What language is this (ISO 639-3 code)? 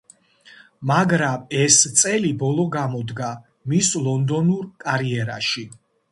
kat